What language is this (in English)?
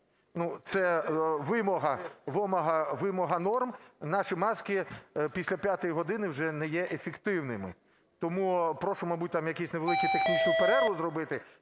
Ukrainian